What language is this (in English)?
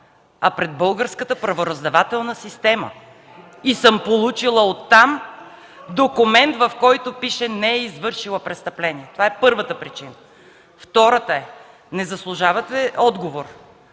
Bulgarian